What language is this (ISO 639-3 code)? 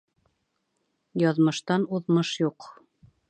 bak